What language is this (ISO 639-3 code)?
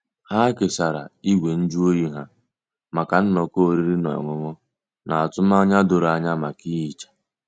ibo